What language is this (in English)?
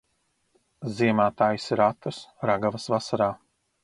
Latvian